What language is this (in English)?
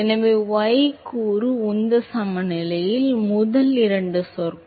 Tamil